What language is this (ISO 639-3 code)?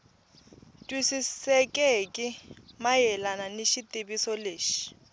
tso